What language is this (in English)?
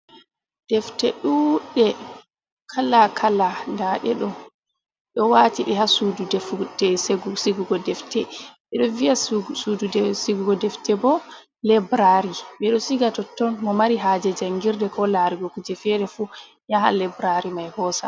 Fula